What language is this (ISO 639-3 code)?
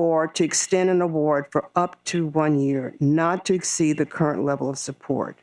eng